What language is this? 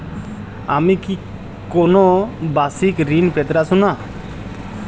Bangla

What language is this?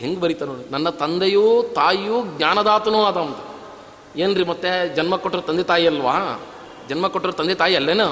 Kannada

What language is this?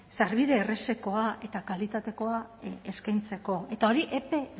Basque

